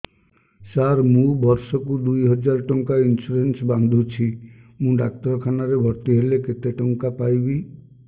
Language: Odia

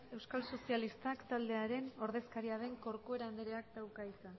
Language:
Basque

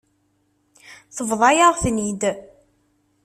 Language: Kabyle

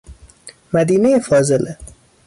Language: Persian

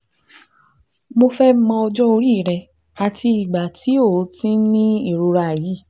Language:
Yoruba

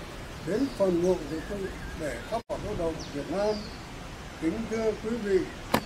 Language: Vietnamese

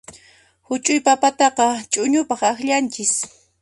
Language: Puno Quechua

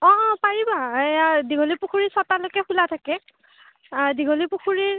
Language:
Assamese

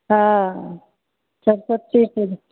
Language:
Maithili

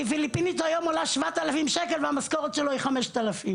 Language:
Hebrew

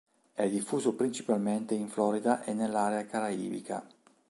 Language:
Italian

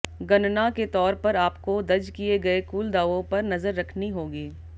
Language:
Hindi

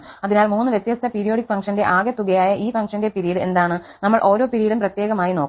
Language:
Malayalam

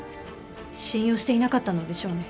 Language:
Japanese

